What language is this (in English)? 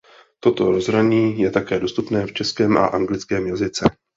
Czech